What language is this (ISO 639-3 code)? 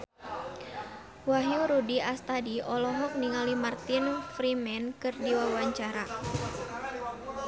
sun